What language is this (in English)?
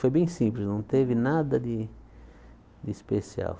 Portuguese